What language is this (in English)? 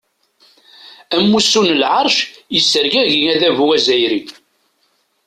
Kabyle